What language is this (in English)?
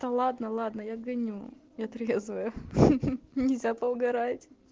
Russian